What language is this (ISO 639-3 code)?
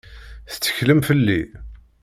kab